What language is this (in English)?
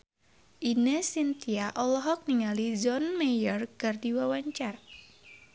Sundanese